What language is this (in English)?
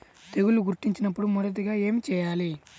Telugu